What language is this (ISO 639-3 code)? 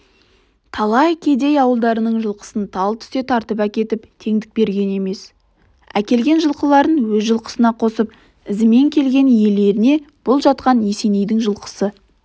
kaz